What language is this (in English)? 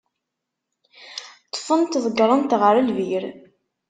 Kabyle